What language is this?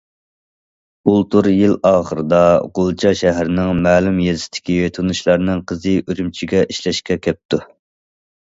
Uyghur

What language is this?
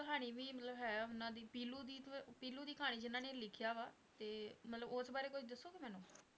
Punjabi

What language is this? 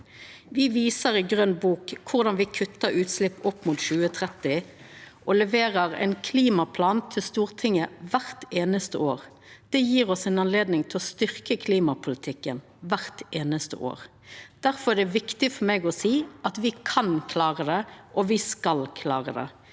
Norwegian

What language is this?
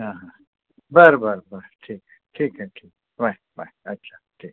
Marathi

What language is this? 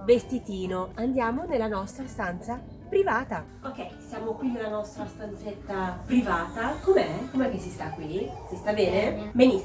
Italian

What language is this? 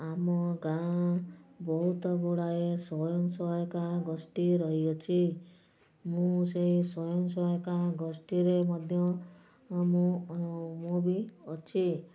Odia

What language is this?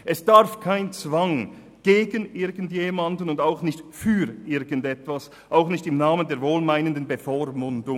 Swiss German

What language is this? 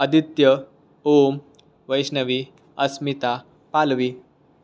Marathi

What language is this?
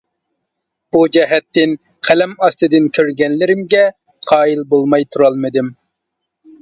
Uyghur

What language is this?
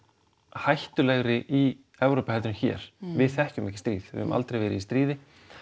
Icelandic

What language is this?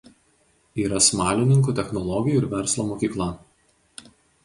Lithuanian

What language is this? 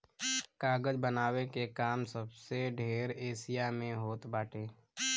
Bhojpuri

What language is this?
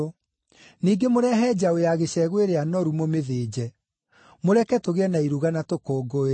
Kikuyu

